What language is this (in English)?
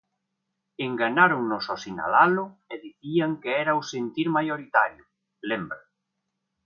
Galician